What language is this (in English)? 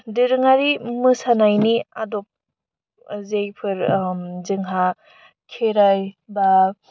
Bodo